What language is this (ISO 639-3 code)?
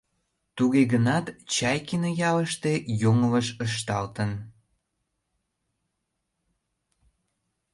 chm